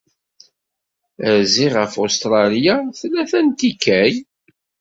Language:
Kabyle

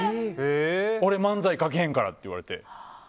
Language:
Japanese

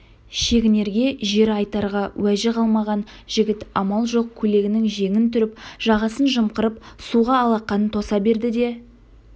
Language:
Kazakh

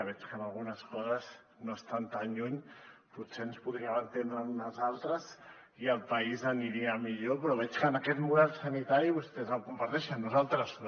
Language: Catalan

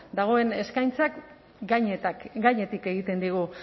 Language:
Basque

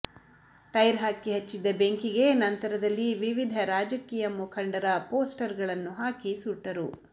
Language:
Kannada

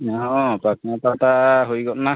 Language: Santali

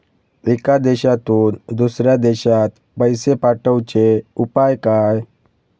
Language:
Marathi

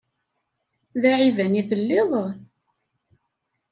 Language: Kabyle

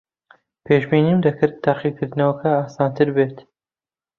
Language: Central Kurdish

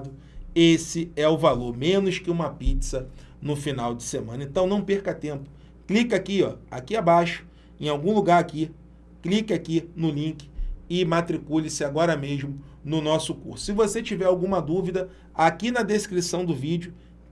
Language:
Portuguese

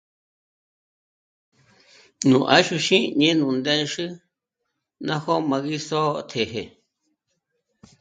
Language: Michoacán Mazahua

